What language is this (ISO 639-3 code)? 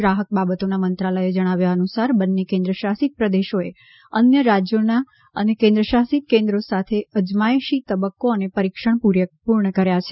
guj